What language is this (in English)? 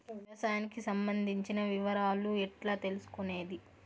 Telugu